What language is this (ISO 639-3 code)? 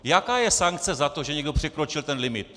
ces